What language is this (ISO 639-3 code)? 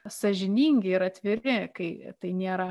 lit